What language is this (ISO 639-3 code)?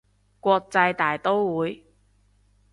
yue